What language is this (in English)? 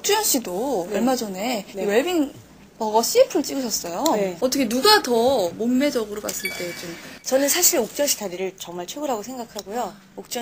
Korean